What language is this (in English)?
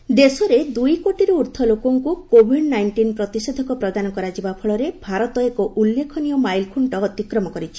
Odia